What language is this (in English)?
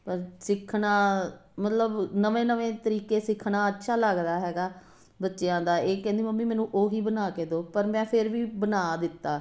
Punjabi